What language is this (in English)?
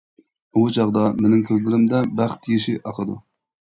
Uyghur